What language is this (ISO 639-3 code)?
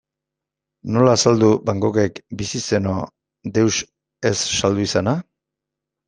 eus